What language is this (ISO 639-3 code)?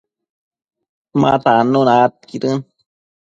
mcf